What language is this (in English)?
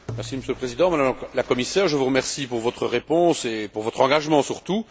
French